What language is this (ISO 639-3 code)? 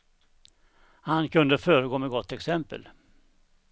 swe